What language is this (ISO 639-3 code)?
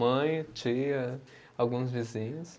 por